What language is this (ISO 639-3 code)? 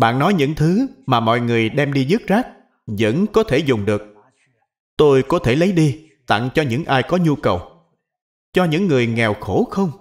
vie